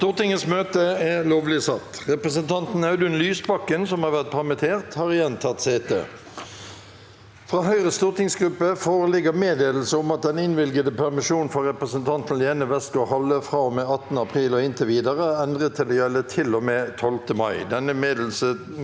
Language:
Norwegian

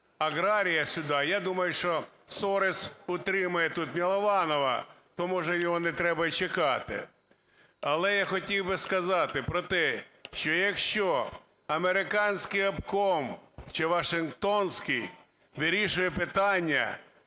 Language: Ukrainian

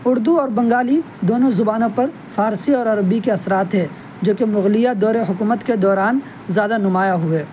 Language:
Urdu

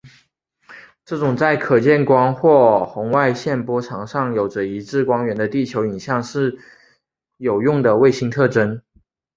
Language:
Chinese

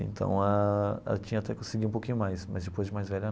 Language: Portuguese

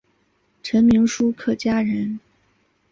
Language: Chinese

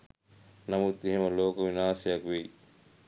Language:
Sinhala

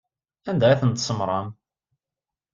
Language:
Kabyle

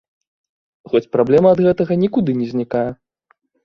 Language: Belarusian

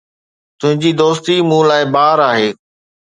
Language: Sindhi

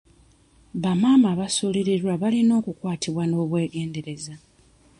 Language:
Ganda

